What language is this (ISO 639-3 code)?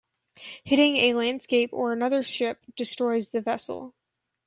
eng